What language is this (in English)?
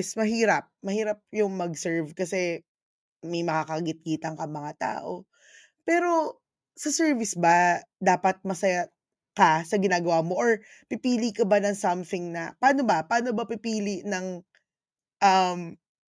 Filipino